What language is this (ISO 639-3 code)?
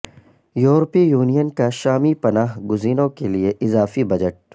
urd